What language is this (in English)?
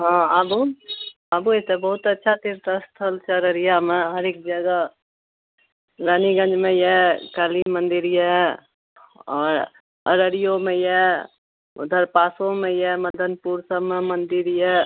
Maithili